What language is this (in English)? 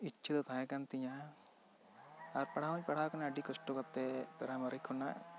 Santali